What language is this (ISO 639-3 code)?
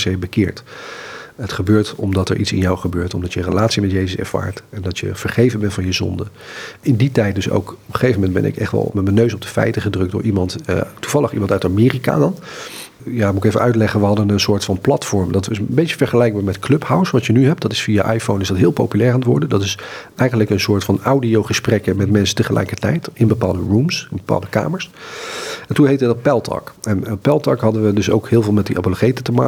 nld